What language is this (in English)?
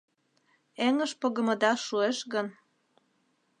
Mari